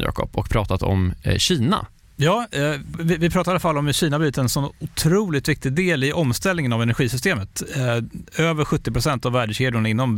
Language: Swedish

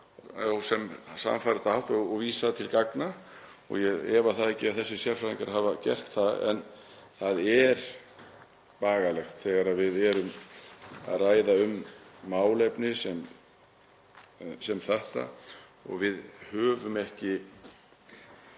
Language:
Icelandic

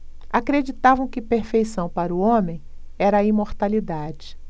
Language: Portuguese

